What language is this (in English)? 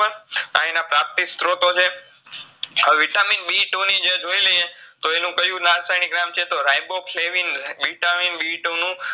Gujarati